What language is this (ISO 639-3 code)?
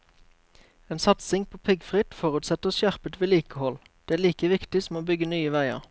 nor